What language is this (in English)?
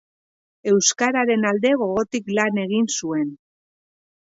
Basque